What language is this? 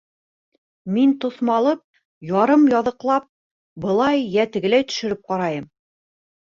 Bashkir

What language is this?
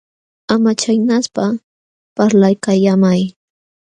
Jauja Wanca Quechua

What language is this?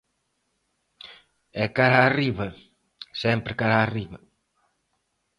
Galician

